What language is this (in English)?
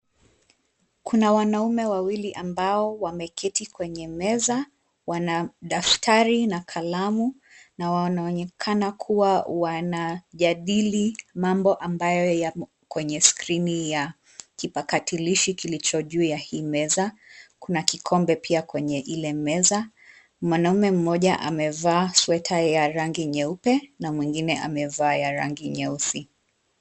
Swahili